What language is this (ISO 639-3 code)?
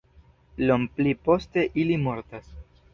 epo